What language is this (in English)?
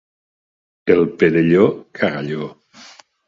Catalan